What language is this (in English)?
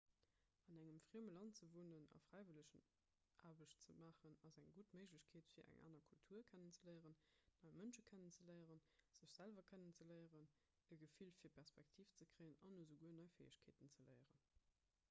Luxembourgish